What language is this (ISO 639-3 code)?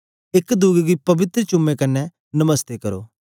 doi